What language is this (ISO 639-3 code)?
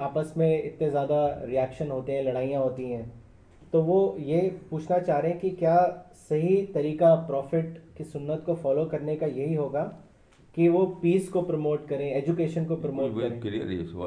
urd